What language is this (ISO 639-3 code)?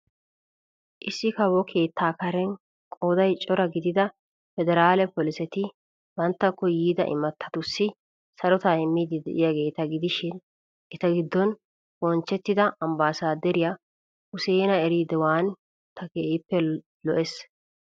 wal